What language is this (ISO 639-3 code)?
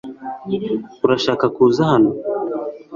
kin